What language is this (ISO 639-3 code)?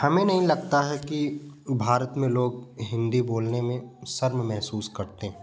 hin